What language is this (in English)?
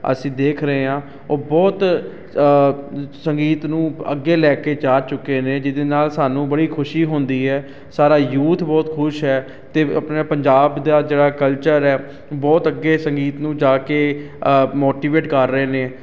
Punjabi